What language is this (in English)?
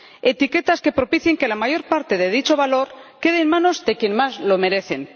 Spanish